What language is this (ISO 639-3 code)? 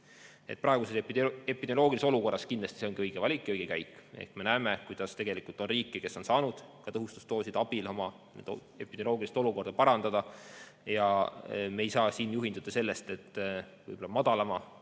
est